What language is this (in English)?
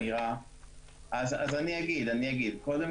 Hebrew